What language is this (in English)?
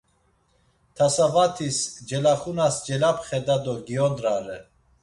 Laz